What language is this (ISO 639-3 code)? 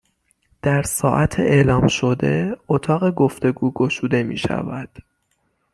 fas